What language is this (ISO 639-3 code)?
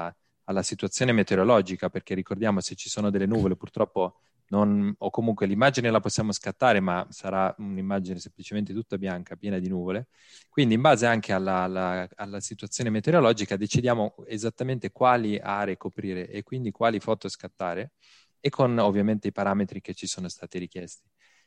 ita